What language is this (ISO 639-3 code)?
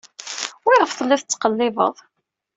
kab